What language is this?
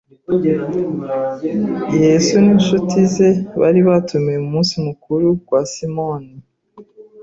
Kinyarwanda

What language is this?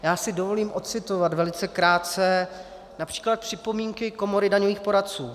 Czech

